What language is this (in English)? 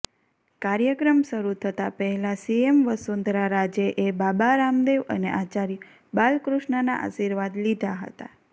Gujarati